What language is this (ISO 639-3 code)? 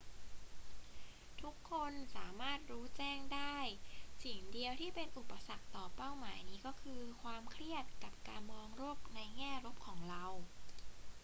tha